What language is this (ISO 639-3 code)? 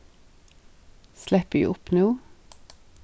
fao